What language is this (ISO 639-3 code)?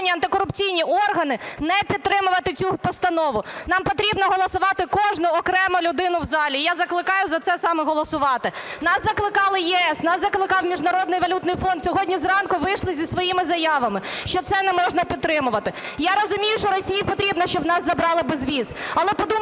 ukr